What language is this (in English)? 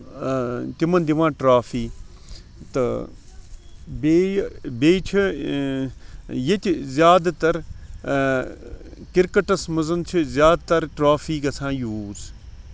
Kashmiri